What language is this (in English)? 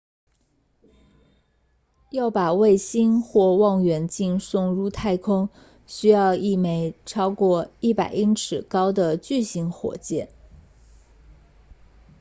Chinese